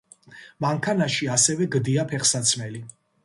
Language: Georgian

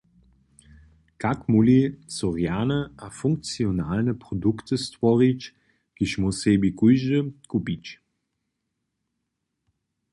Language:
Upper Sorbian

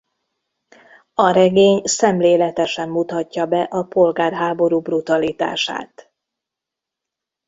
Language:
Hungarian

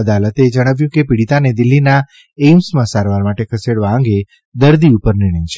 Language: Gujarati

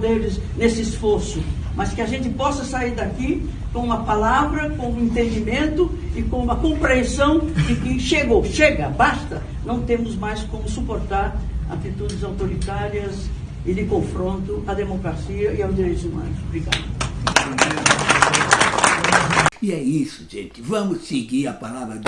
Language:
Portuguese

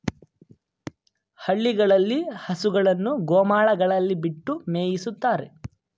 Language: Kannada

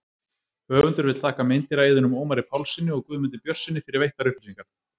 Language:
Icelandic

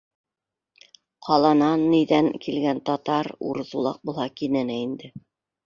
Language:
Bashkir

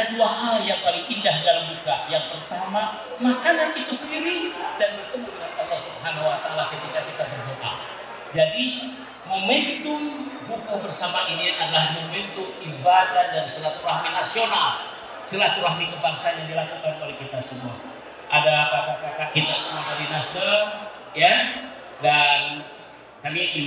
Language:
Indonesian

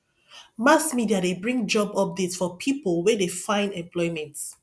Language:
Nigerian Pidgin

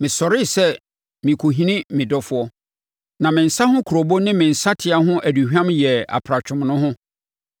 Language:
Akan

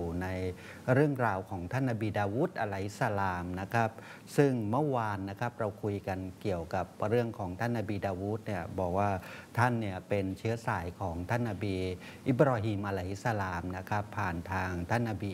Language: Thai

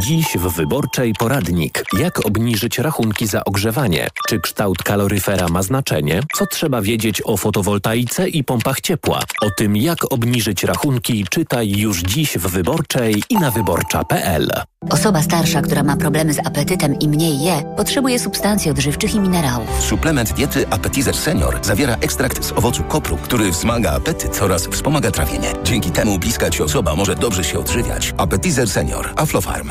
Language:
Polish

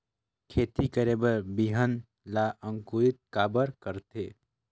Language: Chhattisgarhi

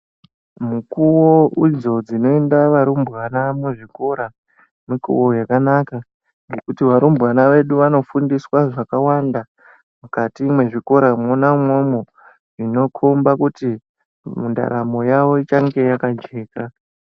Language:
Ndau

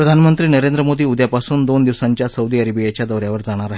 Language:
Marathi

